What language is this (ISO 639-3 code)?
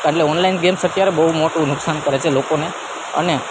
guj